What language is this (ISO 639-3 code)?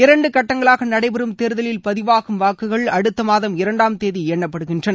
tam